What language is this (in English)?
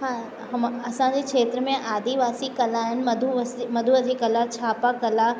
Sindhi